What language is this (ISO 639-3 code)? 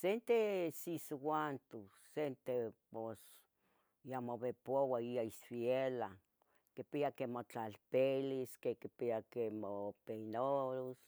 nhg